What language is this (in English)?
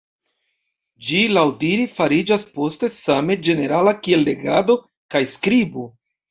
Esperanto